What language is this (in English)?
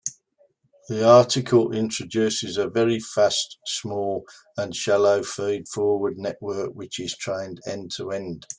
English